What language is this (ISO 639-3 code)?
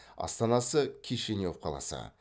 kaz